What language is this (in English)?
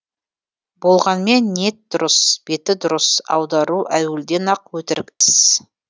Kazakh